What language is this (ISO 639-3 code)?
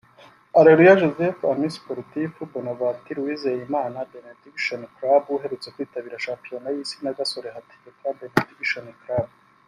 kin